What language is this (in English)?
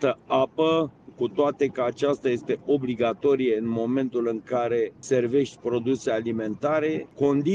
Romanian